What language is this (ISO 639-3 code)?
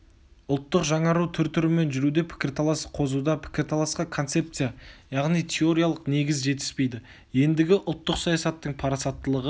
kaz